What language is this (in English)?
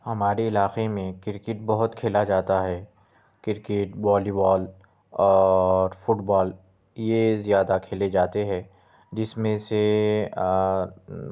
Urdu